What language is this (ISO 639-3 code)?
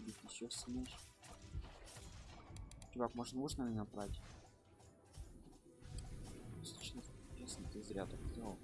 rus